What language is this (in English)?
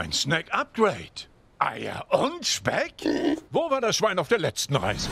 German